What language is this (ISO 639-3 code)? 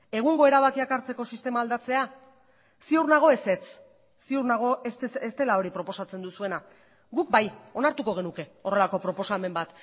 eus